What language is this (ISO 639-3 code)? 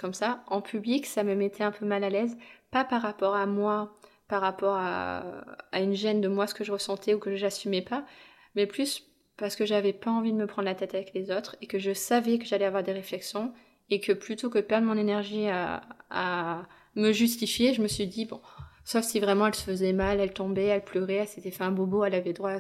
fra